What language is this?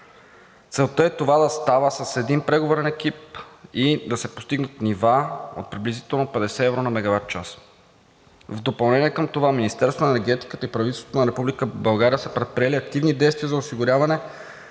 Bulgarian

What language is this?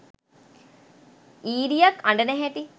Sinhala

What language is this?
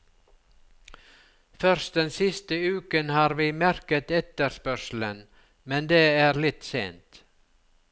Norwegian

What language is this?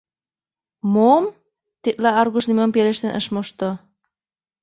Mari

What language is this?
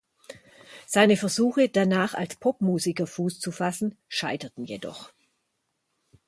German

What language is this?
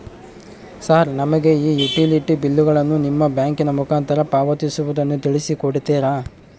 Kannada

